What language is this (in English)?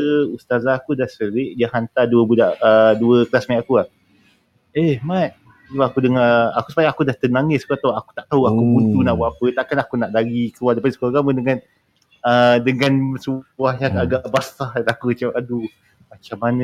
Malay